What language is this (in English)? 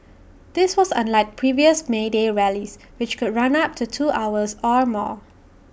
English